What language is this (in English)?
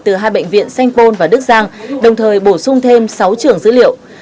Vietnamese